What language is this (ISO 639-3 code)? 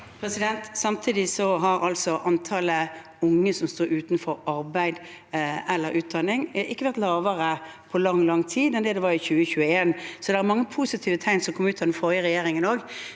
nor